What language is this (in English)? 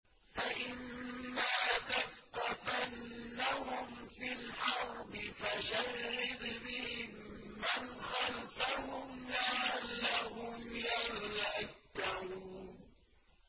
Arabic